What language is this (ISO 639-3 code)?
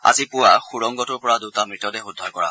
asm